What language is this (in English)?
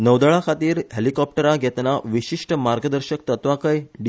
Konkani